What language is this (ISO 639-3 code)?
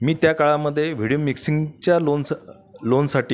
mar